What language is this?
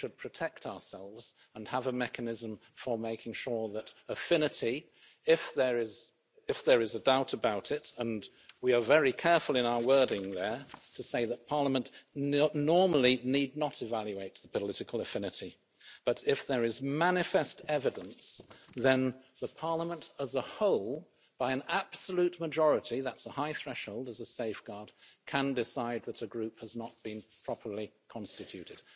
English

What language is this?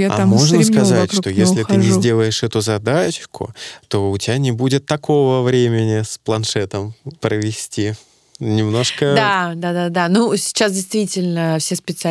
Russian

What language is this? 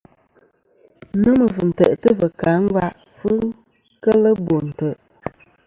Kom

